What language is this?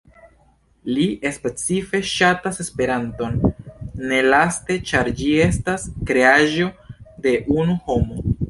Esperanto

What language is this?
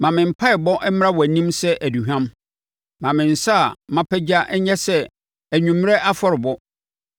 Akan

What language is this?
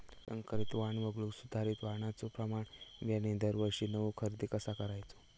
Marathi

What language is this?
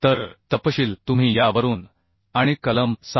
Marathi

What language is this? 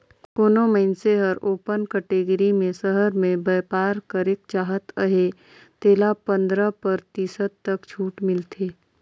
Chhattisgarhi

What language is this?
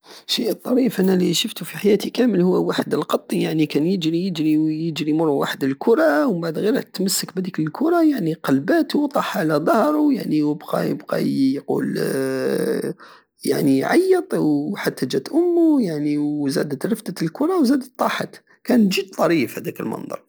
Algerian Saharan Arabic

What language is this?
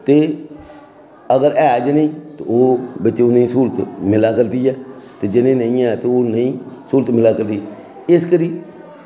Dogri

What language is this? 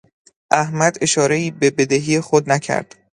Persian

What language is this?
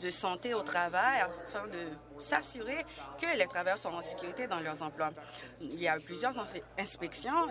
French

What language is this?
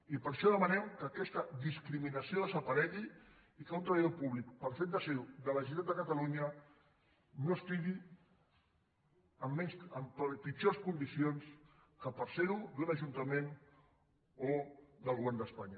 Catalan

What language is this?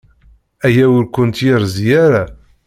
Kabyle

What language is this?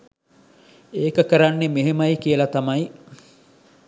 Sinhala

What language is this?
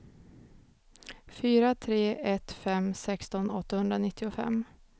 Swedish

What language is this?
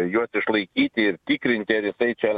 Lithuanian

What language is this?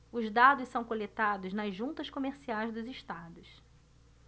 Portuguese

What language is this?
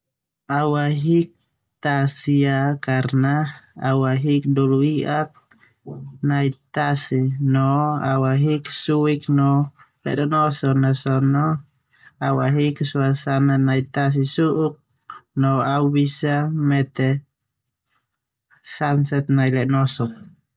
Termanu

